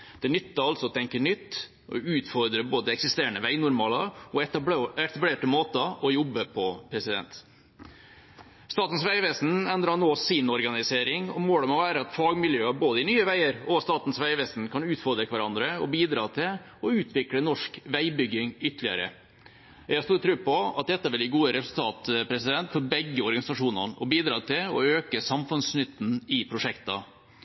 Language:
Norwegian Bokmål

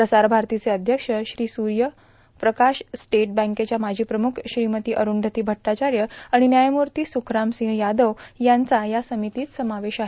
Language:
Marathi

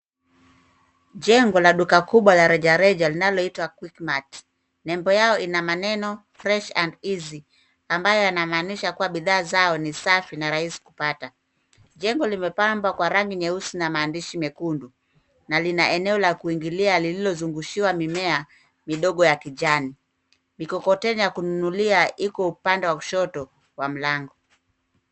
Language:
Swahili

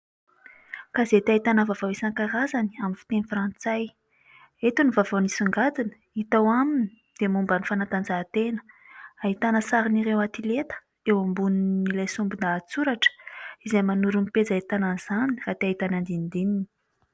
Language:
Malagasy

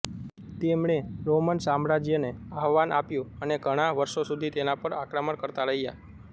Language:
Gujarati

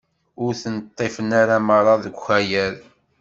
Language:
Kabyle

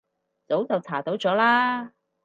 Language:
Cantonese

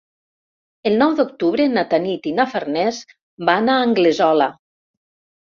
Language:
Catalan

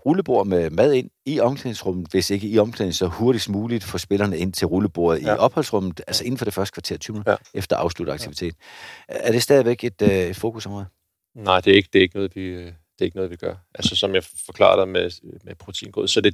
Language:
Danish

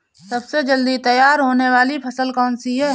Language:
Hindi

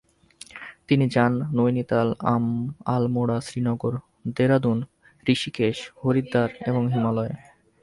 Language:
Bangla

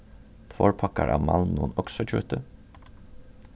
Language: Faroese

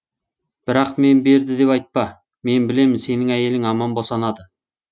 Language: Kazakh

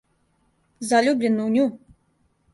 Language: Serbian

